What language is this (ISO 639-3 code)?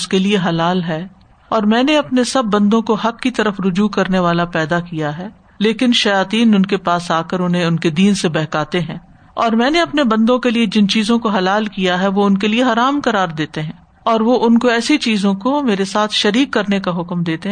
urd